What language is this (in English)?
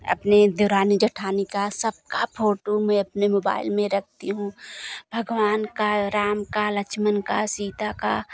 Hindi